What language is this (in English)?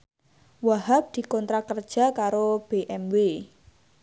Javanese